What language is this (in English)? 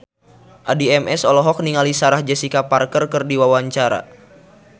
Sundanese